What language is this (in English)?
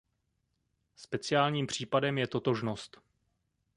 Czech